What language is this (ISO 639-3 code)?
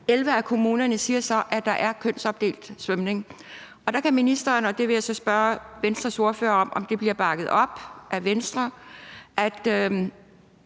dan